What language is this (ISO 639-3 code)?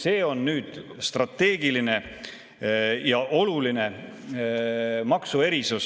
est